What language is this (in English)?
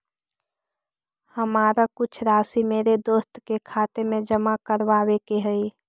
Magahi